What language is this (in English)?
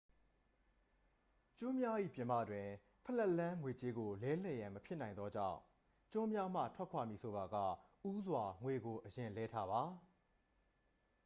Burmese